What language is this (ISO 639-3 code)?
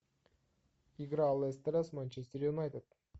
rus